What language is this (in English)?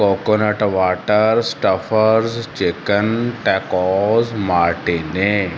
Punjabi